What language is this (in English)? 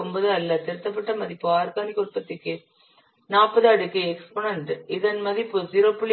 Tamil